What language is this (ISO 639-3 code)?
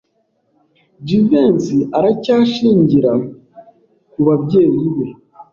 kin